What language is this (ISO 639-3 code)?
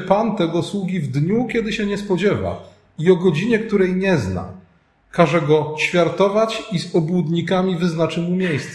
pol